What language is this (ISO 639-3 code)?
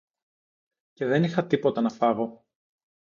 ell